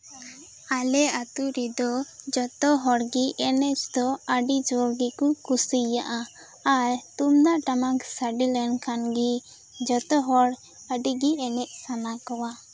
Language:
Santali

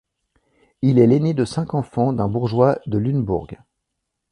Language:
French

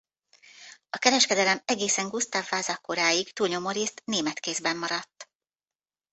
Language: Hungarian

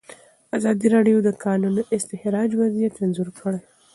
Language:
Pashto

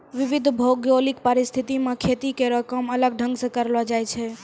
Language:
Maithili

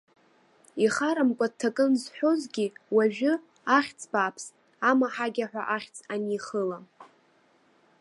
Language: Abkhazian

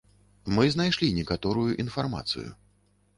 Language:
Belarusian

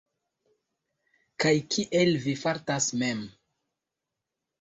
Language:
Esperanto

